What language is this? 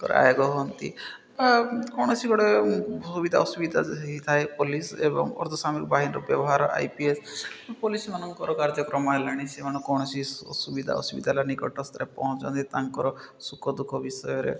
Odia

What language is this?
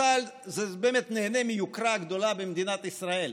Hebrew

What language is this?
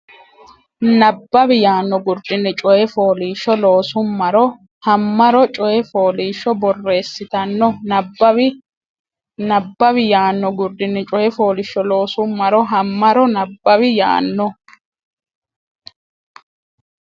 Sidamo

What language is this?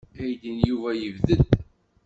Kabyle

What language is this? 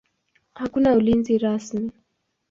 Swahili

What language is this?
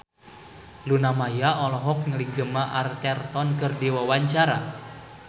Sundanese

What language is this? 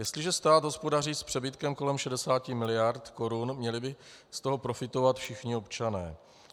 Czech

